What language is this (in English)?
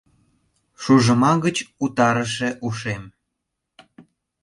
Mari